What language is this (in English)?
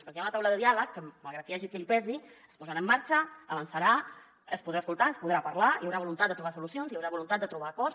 Catalan